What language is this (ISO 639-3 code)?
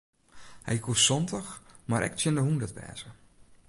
fry